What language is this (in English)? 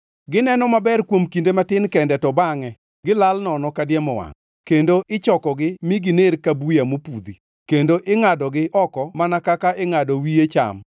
Luo (Kenya and Tanzania)